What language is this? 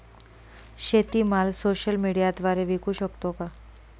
Marathi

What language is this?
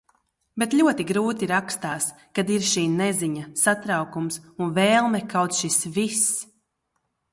Latvian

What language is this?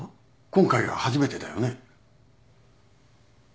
Japanese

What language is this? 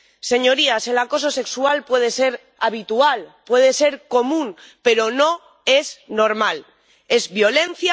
Spanish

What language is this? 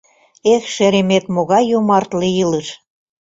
Mari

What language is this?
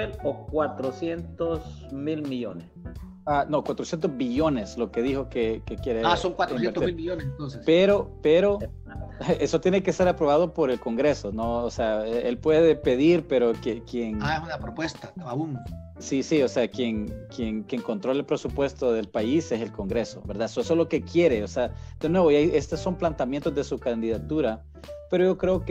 Spanish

